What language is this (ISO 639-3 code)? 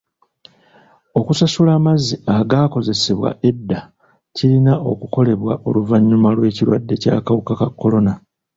lug